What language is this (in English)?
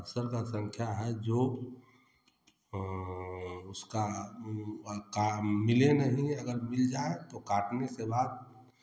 Hindi